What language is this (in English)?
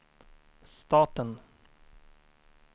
Swedish